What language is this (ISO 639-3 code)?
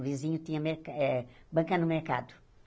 por